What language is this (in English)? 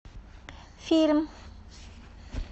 Russian